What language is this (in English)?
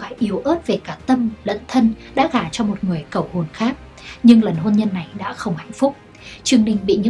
Vietnamese